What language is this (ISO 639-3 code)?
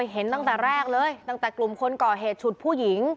tha